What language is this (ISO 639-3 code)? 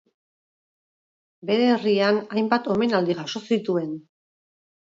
eus